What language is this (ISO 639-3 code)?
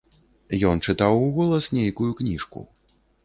bel